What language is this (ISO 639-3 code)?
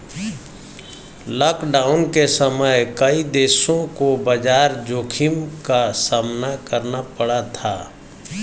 hin